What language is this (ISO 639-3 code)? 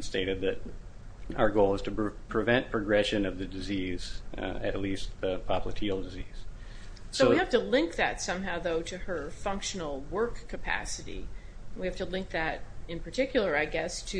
eng